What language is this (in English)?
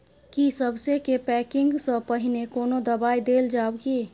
Maithili